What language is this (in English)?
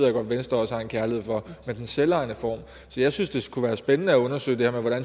Danish